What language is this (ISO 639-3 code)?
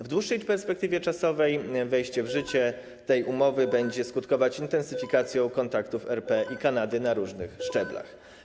pol